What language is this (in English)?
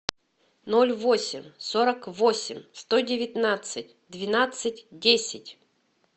Russian